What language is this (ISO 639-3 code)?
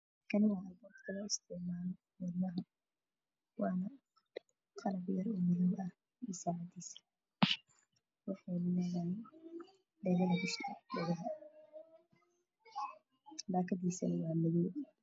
som